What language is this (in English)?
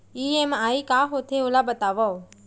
Chhattisgarhi